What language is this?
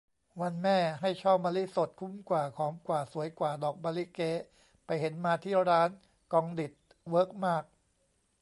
Thai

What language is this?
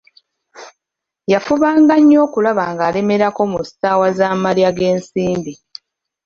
Ganda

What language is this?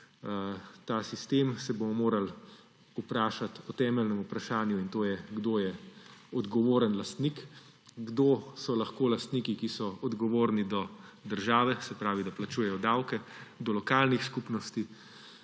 Slovenian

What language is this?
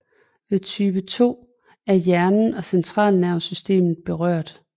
Danish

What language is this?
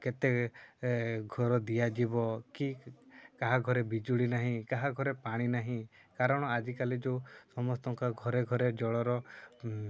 Odia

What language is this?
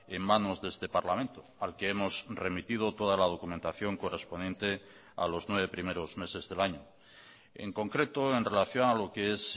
Spanish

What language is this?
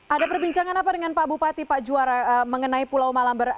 Indonesian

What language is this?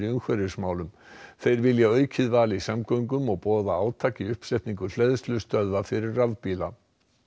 Icelandic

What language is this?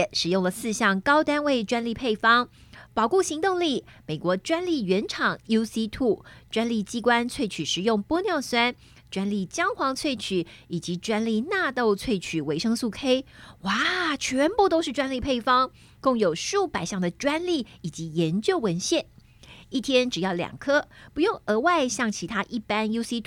Chinese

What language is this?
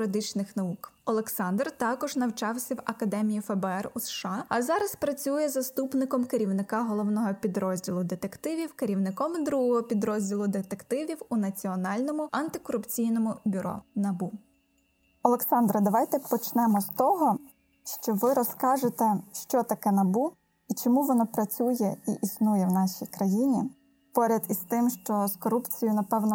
Ukrainian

